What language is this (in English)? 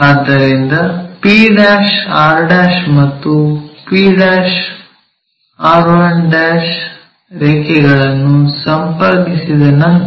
Kannada